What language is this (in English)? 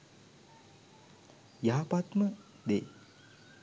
Sinhala